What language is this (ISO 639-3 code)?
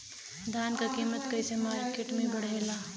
bho